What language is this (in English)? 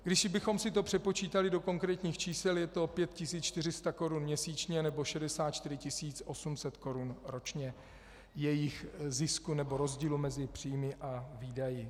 Czech